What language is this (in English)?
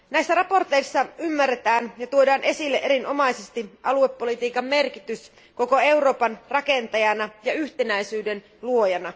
Finnish